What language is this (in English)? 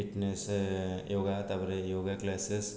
Odia